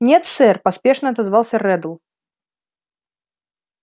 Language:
Russian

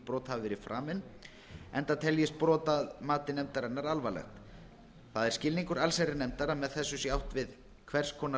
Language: Icelandic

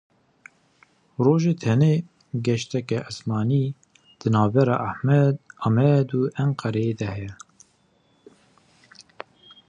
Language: Kurdish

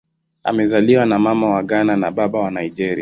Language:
Swahili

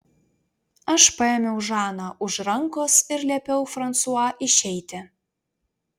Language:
Lithuanian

